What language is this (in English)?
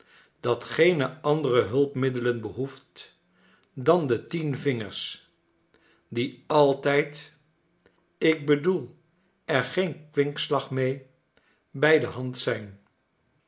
Dutch